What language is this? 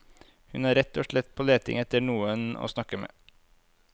Norwegian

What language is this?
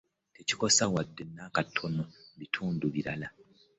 Ganda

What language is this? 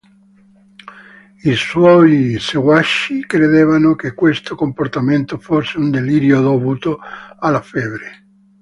Italian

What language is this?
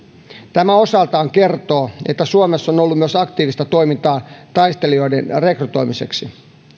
Finnish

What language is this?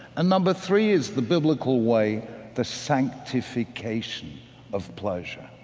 English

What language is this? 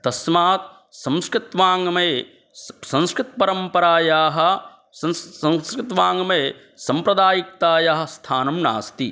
Sanskrit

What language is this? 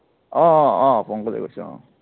Assamese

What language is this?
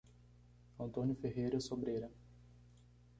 Portuguese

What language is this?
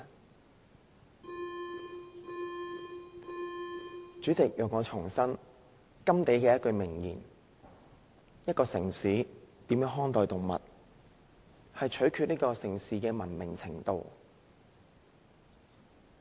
Cantonese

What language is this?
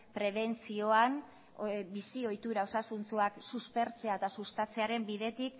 Basque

